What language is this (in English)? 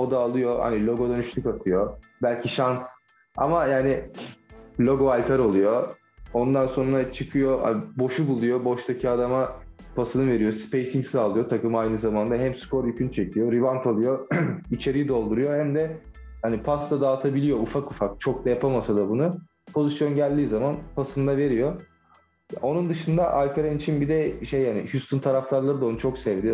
Turkish